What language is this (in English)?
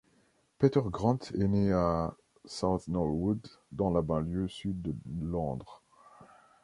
French